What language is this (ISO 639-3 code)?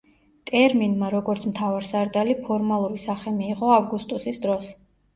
kat